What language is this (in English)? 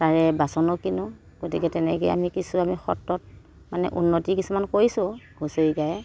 Assamese